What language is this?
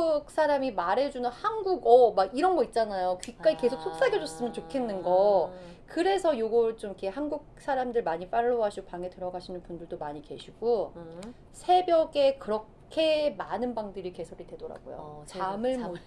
Korean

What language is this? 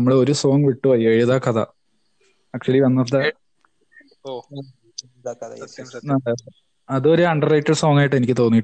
Malayalam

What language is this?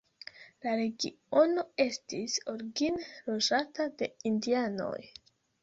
Esperanto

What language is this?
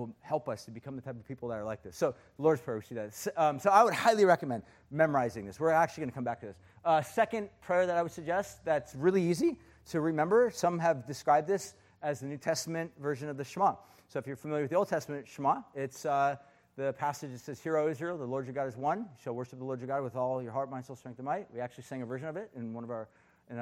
English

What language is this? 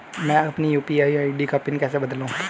Hindi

